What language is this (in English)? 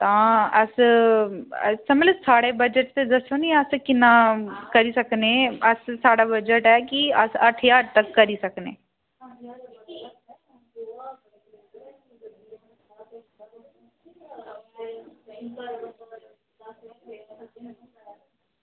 Dogri